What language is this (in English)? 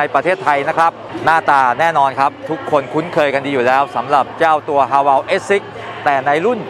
Thai